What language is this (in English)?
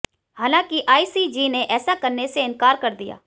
Hindi